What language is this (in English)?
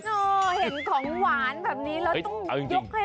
Thai